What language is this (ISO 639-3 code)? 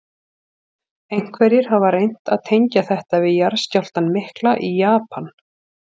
isl